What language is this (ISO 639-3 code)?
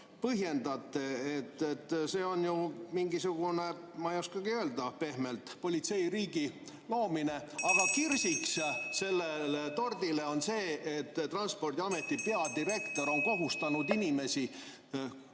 est